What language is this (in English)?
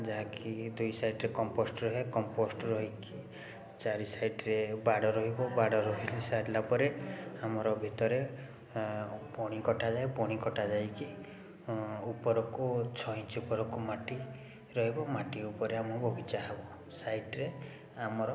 Odia